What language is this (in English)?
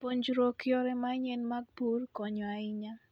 Luo (Kenya and Tanzania)